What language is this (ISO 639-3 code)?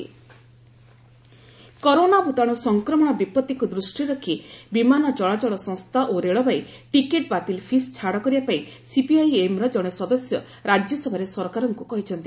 ori